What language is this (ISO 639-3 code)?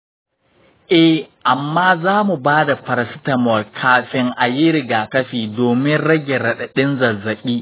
hau